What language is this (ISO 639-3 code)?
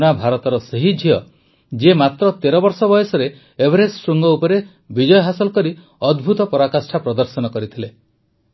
ori